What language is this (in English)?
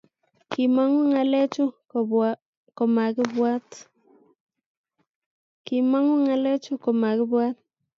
Kalenjin